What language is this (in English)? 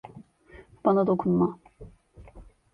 Turkish